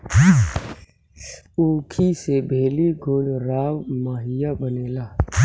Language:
Bhojpuri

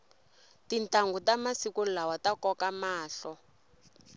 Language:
Tsonga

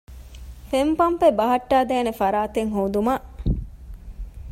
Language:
Divehi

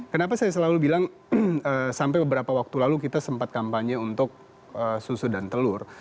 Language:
Indonesian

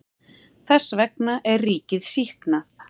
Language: Icelandic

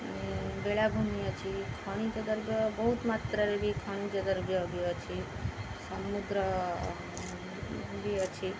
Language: Odia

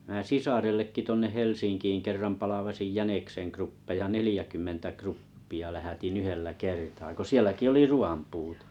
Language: Finnish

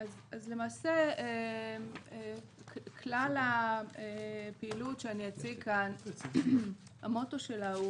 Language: Hebrew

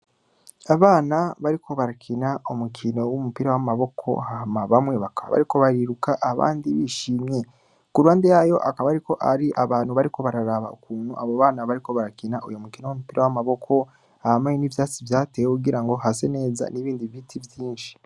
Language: Rundi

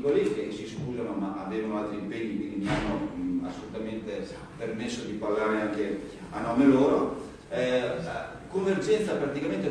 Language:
Italian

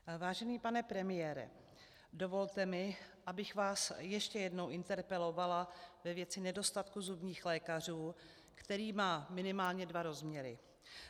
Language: Czech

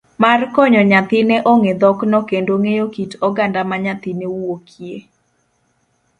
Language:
Luo (Kenya and Tanzania)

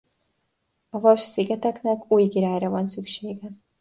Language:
Hungarian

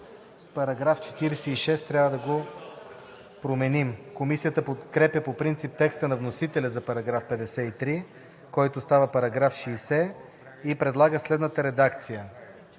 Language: Bulgarian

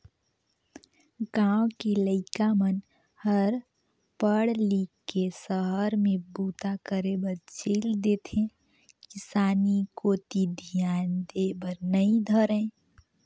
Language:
Chhattisgarhi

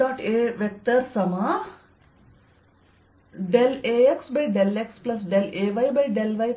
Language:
Kannada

